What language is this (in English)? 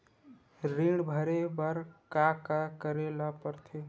Chhattisgarhi